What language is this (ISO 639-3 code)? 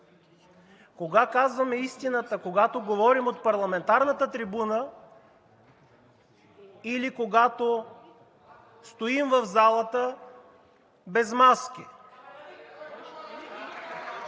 bul